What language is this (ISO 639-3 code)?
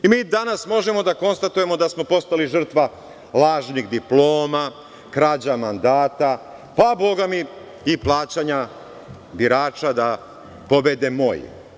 srp